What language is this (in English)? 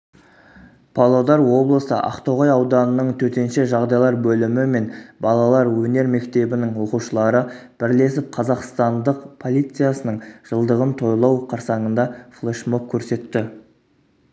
Kazakh